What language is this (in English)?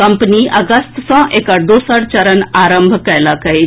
Maithili